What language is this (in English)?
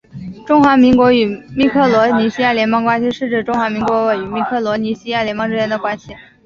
Chinese